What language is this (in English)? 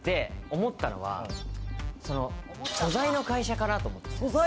Japanese